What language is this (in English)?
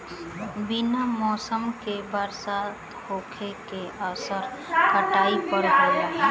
Bhojpuri